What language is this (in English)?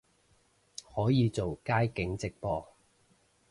Cantonese